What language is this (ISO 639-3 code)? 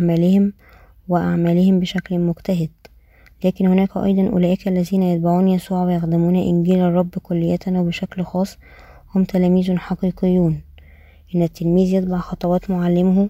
ara